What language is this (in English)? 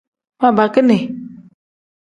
Tem